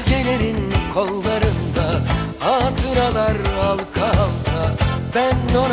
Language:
Turkish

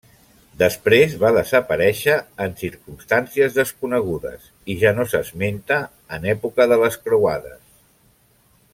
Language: Catalan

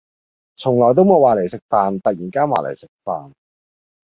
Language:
Cantonese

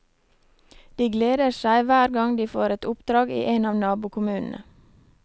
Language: Norwegian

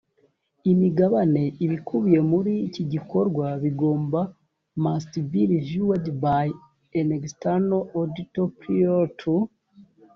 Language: Kinyarwanda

